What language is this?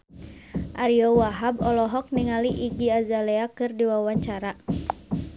Sundanese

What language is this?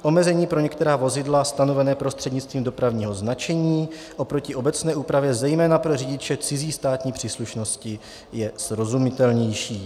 Czech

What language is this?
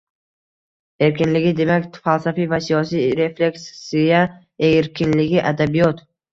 Uzbek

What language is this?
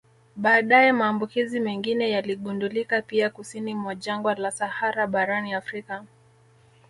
Swahili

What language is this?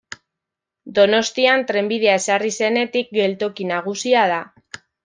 Basque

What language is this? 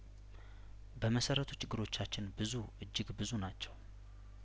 Amharic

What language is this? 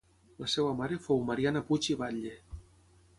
Catalan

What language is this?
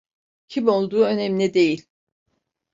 Turkish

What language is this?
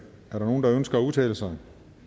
Danish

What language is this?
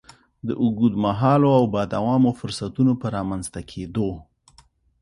Pashto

